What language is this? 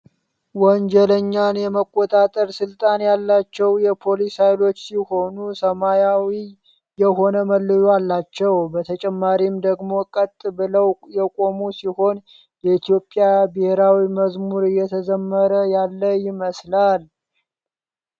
Amharic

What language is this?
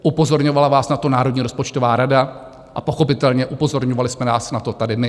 Czech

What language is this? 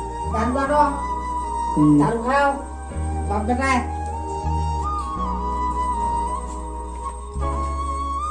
Turkish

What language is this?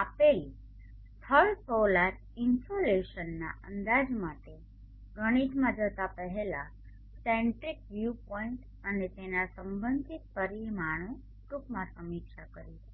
Gujarati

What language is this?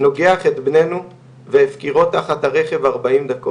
Hebrew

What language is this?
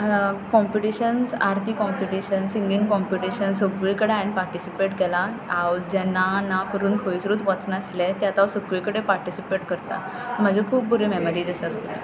Konkani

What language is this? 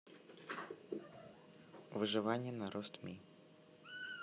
Russian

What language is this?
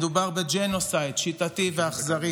Hebrew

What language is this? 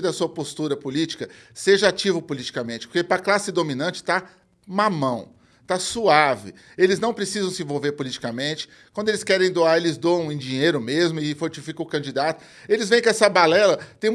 Portuguese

